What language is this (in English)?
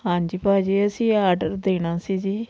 Punjabi